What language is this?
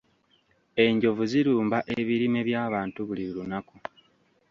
Ganda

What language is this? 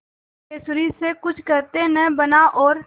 Hindi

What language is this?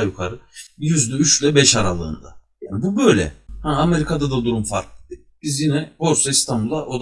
Turkish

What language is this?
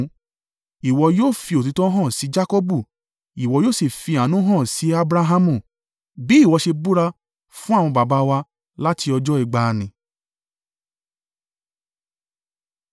Yoruba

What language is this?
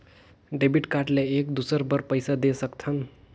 Chhattisgarhi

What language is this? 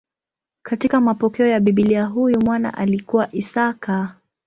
Swahili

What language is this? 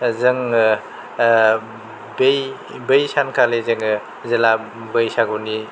Bodo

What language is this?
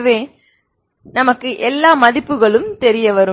Tamil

